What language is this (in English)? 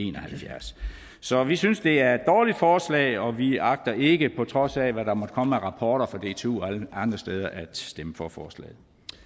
Danish